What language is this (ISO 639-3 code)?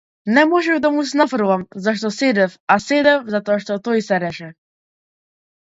mkd